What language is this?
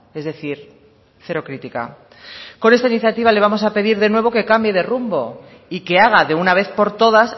Spanish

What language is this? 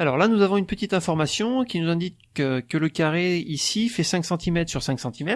French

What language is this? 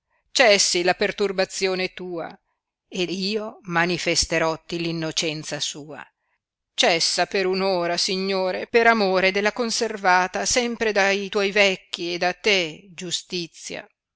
Italian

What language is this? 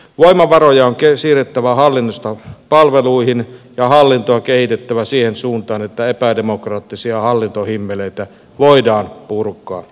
Finnish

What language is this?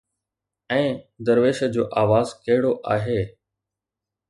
Sindhi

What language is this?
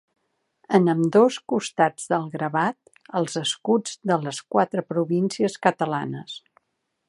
Catalan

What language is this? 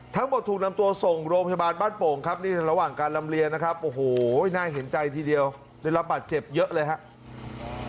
Thai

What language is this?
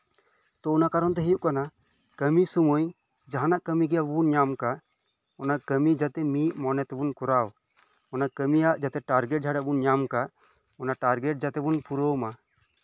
Santali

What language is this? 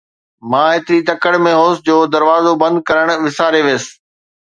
Sindhi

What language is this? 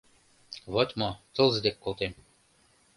Mari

